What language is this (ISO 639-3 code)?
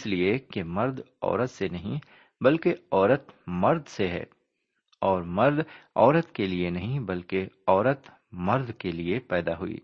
urd